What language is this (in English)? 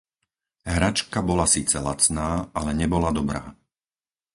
Slovak